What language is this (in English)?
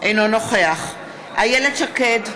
Hebrew